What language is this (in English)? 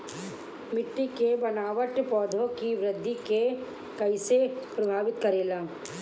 Bhojpuri